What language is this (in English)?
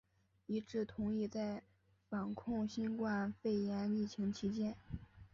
Chinese